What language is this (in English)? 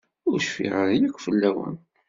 Kabyle